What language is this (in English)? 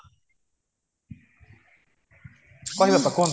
Odia